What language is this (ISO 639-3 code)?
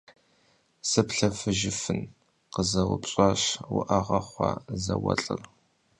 kbd